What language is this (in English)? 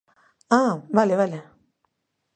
Galician